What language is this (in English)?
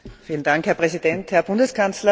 German